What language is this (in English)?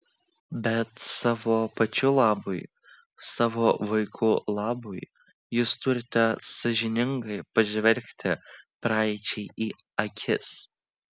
Lithuanian